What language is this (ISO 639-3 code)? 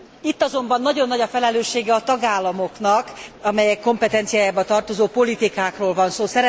hun